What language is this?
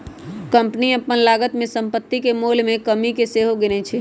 Magahi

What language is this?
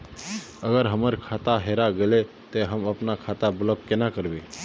Magahi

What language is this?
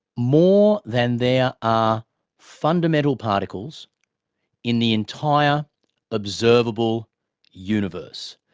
English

